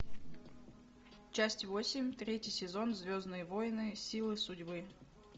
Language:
Russian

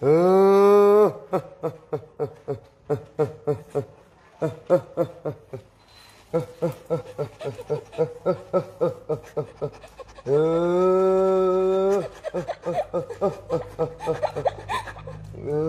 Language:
Thai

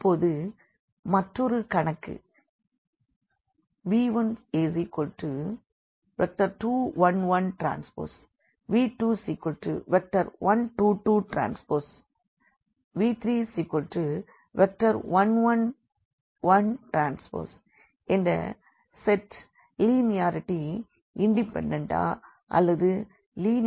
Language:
Tamil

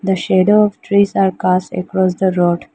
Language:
English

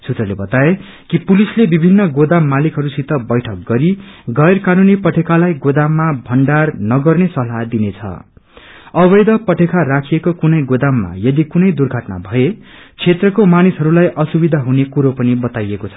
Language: Nepali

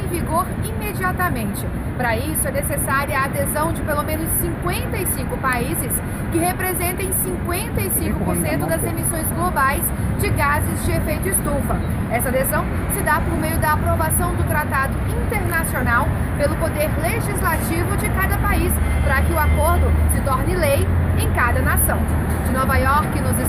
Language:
Portuguese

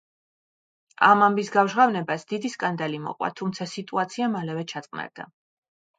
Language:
Georgian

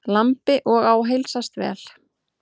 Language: Icelandic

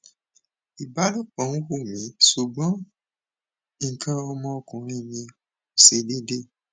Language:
Yoruba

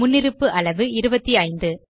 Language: Tamil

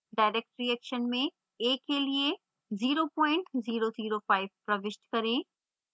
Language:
Hindi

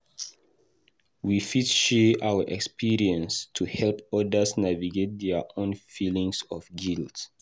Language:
Nigerian Pidgin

